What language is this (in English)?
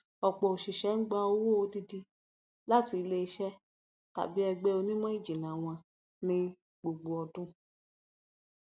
Yoruba